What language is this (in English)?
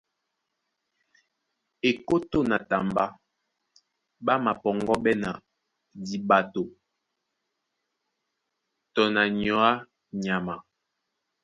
Duala